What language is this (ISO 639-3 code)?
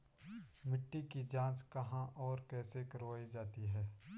hin